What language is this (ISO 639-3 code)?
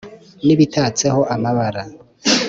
kin